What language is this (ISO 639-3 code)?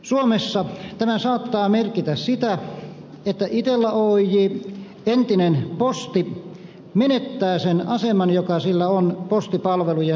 fin